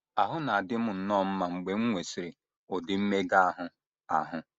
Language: Igbo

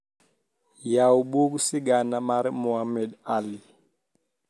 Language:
Luo (Kenya and Tanzania)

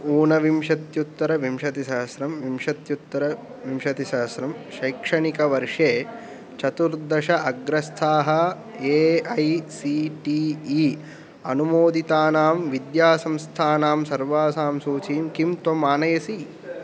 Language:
Sanskrit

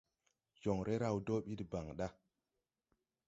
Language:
Tupuri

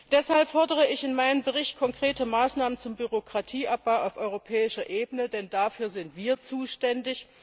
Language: German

